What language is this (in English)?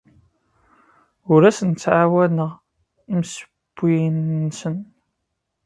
Kabyle